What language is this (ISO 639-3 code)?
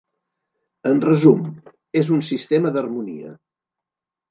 cat